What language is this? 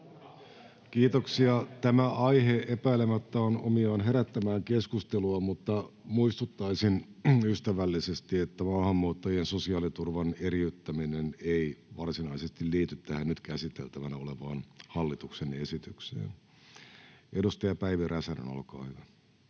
Finnish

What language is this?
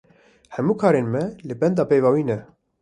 Kurdish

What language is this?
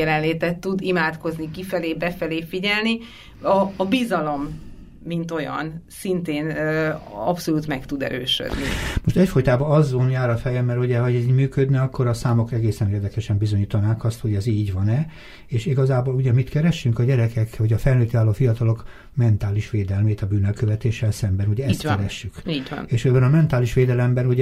Hungarian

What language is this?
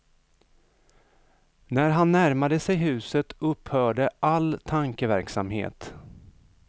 Swedish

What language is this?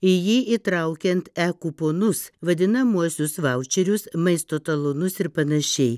Lithuanian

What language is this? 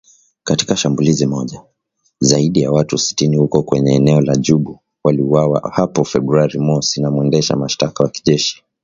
Swahili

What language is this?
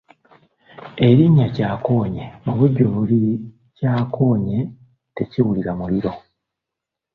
Ganda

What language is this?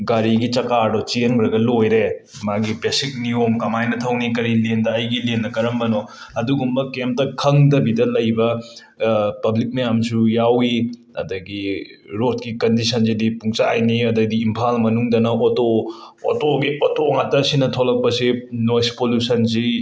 Manipuri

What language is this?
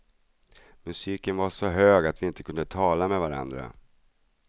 Swedish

